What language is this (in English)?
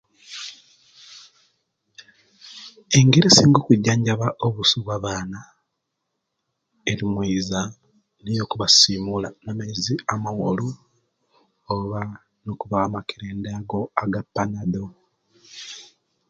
Kenyi